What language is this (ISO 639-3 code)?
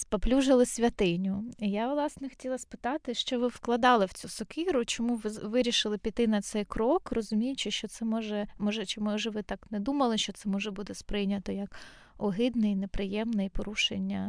ukr